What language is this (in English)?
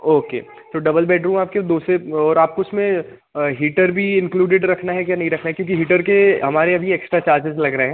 Hindi